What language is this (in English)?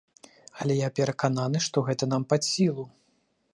Belarusian